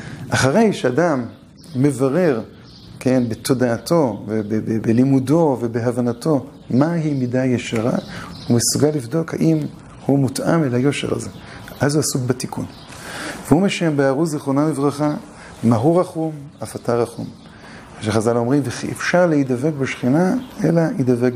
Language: Hebrew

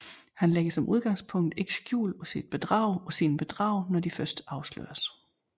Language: Danish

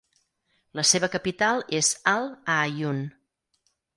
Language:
Catalan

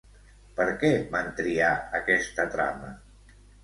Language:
Catalan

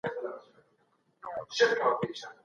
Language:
Pashto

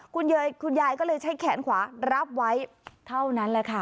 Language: Thai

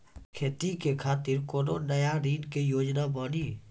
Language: Maithili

